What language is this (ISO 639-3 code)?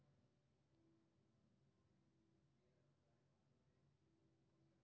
mai